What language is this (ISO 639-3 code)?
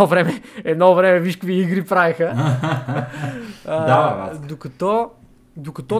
bul